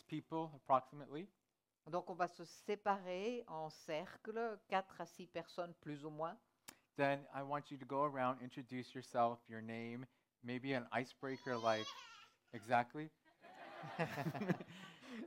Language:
French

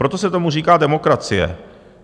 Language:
Czech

